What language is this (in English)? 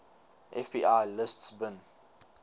English